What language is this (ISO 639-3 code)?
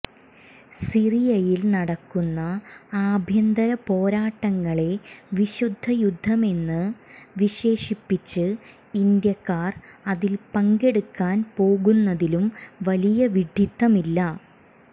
mal